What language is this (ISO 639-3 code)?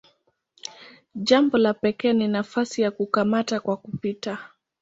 swa